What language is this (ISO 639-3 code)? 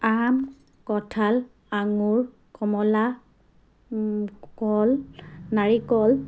asm